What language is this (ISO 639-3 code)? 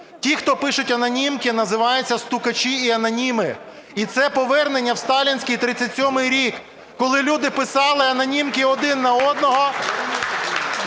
ukr